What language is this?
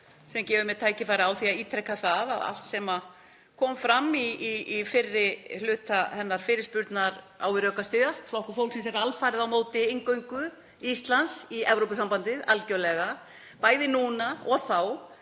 Icelandic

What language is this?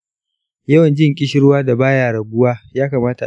Hausa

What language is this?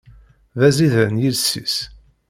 Kabyle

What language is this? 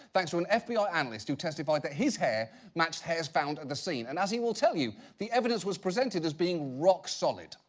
English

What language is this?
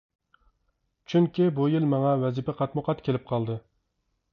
Uyghur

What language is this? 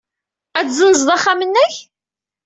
Kabyle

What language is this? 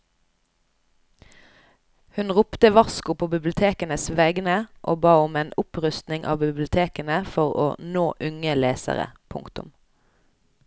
Norwegian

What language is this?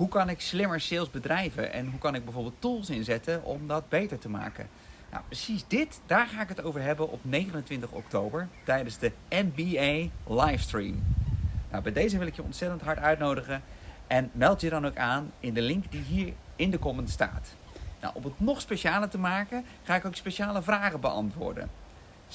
Dutch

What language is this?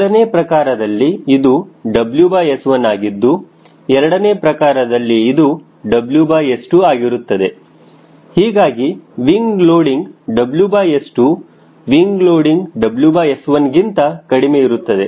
Kannada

